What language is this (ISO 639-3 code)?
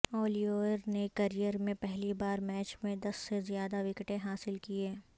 urd